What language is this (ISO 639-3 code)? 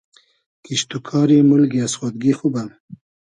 haz